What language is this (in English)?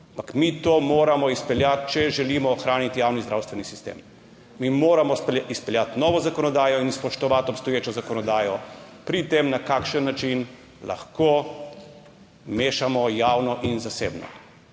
Slovenian